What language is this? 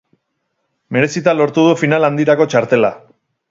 Basque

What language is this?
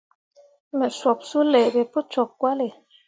Mundang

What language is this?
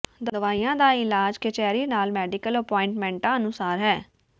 Punjabi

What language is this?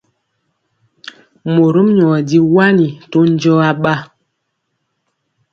Mpiemo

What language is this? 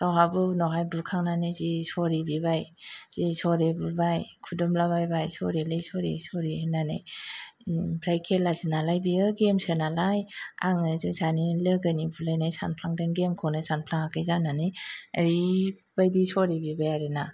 Bodo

